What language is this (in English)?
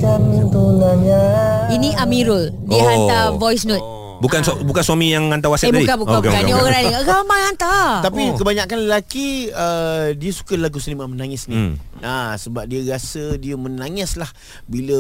Malay